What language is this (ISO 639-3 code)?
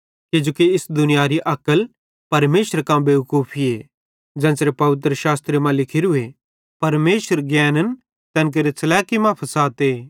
bhd